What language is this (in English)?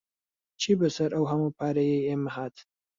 Central Kurdish